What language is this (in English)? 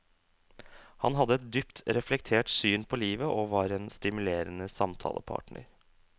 Norwegian